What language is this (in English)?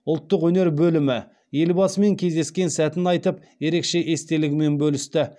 Kazakh